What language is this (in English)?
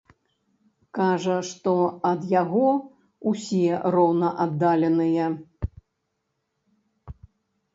Belarusian